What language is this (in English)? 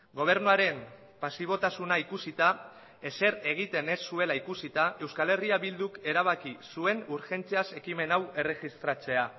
Basque